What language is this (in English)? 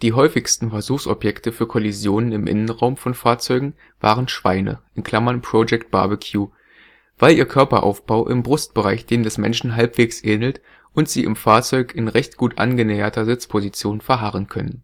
German